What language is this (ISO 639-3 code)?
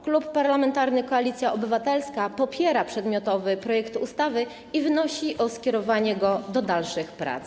pol